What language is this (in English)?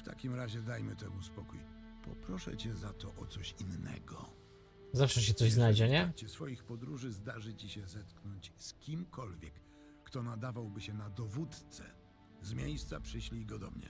Polish